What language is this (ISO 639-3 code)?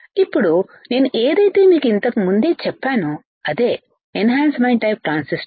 tel